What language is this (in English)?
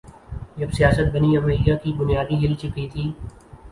Urdu